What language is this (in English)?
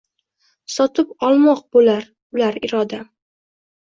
Uzbek